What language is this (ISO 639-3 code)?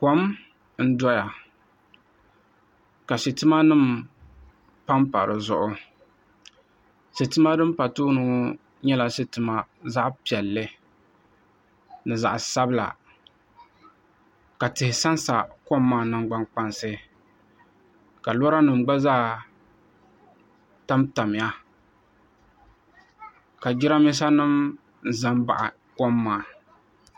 dag